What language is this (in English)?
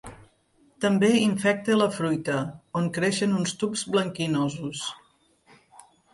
Catalan